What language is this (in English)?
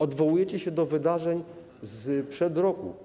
Polish